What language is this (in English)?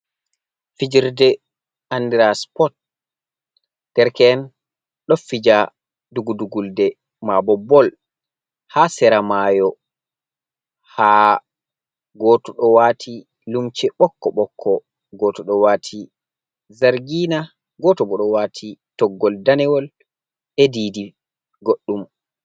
Fula